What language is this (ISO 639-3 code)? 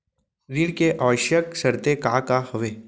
hne